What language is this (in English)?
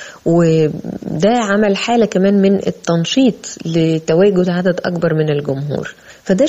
Arabic